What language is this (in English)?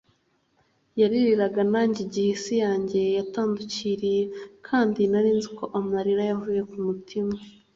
Kinyarwanda